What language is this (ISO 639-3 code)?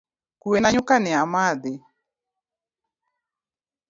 luo